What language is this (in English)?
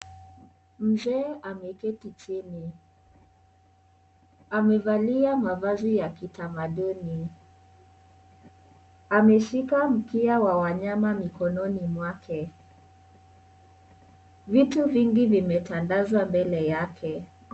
Swahili